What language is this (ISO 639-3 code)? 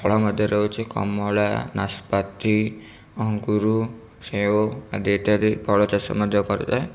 ori